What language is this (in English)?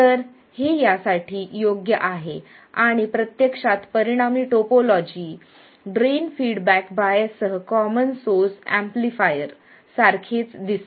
Marathi